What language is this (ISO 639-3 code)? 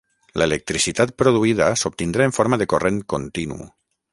cat